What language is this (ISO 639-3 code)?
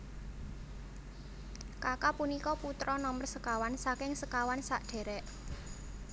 jav